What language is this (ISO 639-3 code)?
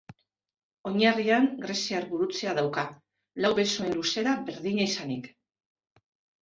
eus